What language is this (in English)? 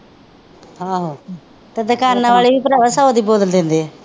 Punjabi